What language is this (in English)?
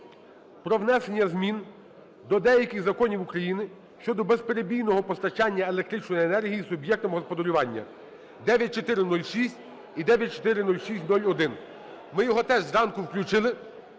Ukrainian